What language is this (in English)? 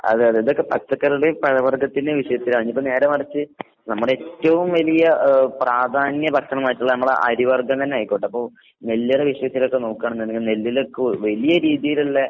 Malayalam